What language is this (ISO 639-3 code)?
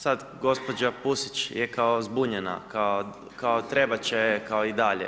hrv